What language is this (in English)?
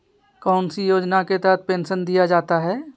Magahi